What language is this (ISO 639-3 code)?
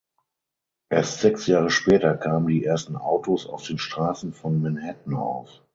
deu